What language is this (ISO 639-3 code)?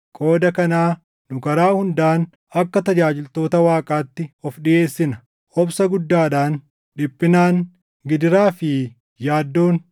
orm